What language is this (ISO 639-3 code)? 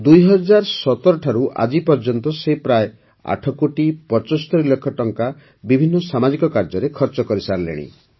ori